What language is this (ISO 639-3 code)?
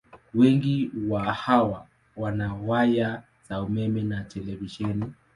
swa